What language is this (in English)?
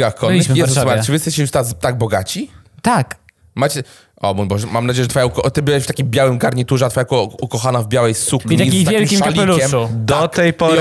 Polish